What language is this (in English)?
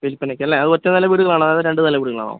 Malayalam